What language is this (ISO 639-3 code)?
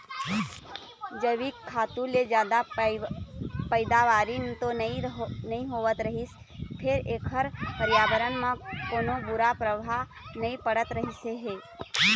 hne